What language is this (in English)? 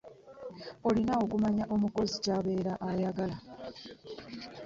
Ganda